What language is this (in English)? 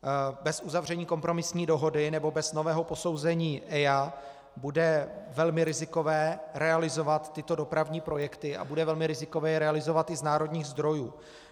Czech